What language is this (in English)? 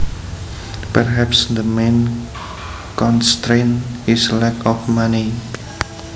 Javanese